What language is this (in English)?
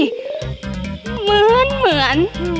Thai